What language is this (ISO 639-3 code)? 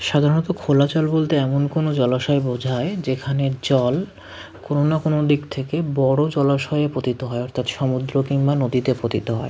ben